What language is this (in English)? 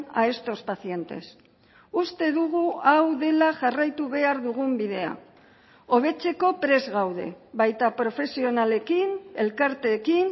Basque